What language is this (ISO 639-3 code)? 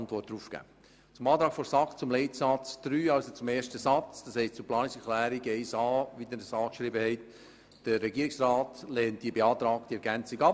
gsw